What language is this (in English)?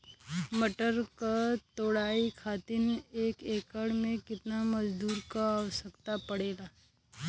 Bhojpuri